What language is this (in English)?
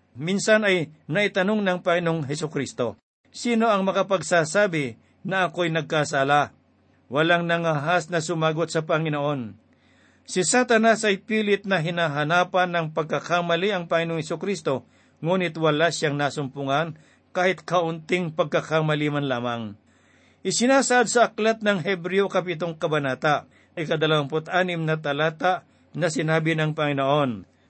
Filipino